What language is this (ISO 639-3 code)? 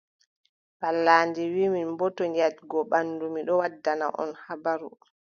fub